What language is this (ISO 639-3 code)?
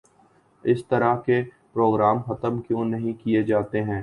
urd